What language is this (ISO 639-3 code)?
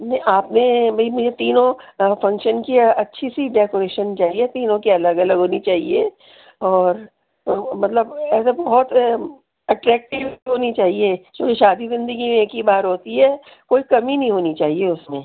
urd